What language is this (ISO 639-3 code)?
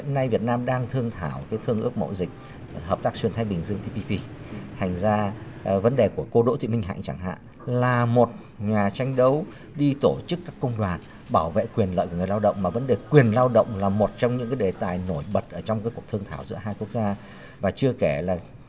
vie